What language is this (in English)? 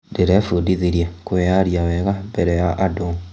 Kikuyu